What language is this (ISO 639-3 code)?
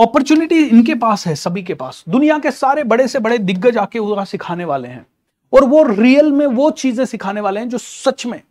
hin